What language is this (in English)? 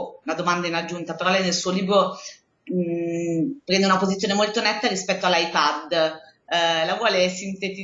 Italian